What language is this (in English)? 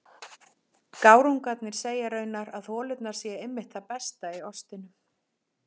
Icelandic